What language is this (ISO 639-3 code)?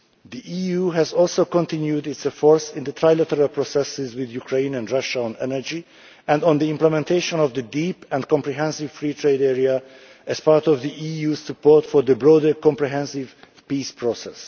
eng